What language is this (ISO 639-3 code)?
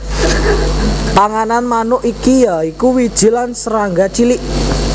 jav